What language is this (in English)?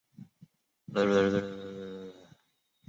Chinese